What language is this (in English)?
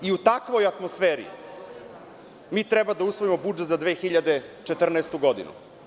Serbian